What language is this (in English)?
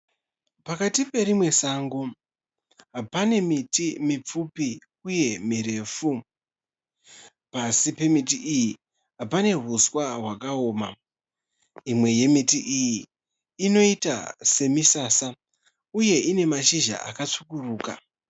Shona